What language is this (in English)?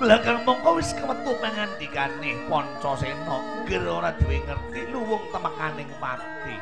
Indonesian